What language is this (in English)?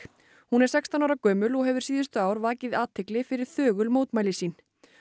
Icelandic